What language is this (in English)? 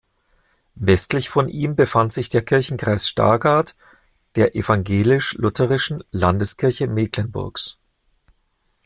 German